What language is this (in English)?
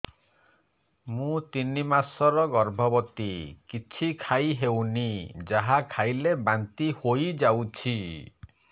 Odia